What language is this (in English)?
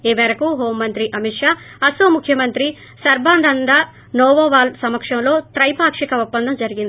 Telugu